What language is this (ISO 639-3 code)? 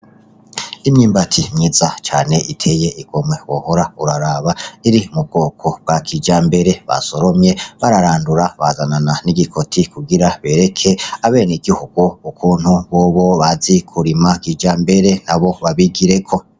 run